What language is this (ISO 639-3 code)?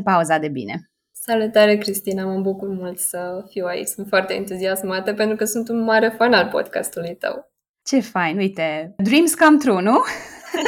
ron